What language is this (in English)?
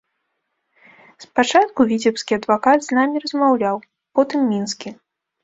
Belarusian